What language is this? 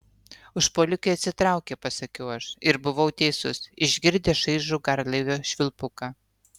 Lithuanian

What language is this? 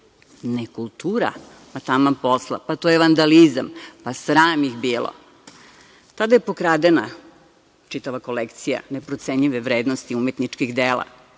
Serbian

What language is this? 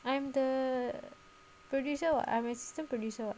English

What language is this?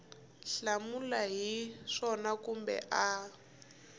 Tsonga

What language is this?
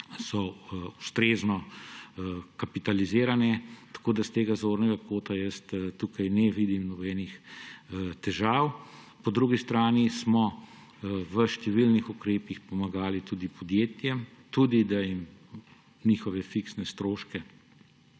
Slovenian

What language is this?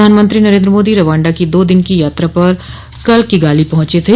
Hindi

